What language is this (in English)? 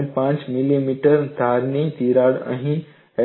Gujarati